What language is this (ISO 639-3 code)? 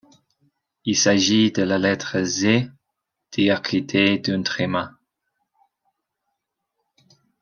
fra